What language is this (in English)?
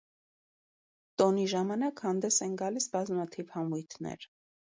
Armenian